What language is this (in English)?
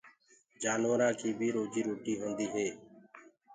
Gurgula